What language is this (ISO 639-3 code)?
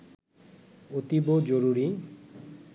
ben